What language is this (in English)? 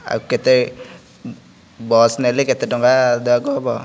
Odia